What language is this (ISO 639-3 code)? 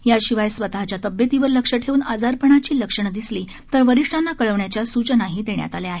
mar